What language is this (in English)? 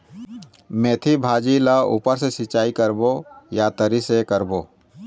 Chhattisgarhi